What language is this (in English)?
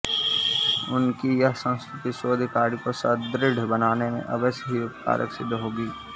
Sanskrit